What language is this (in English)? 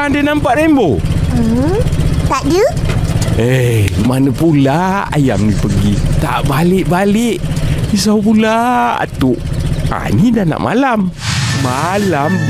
Malay